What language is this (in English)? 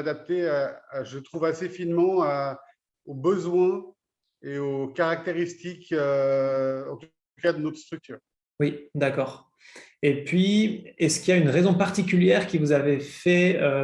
French